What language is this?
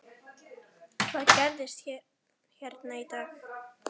Icelandic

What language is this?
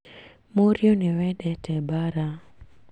Kikuyu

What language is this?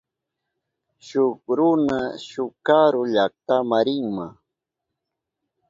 Southern Pastaza Quechua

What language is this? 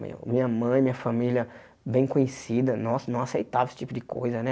Portuguese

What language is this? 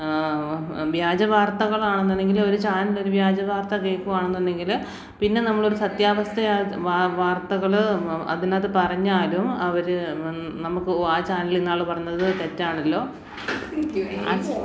Malayalam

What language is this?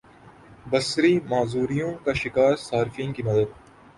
Urdu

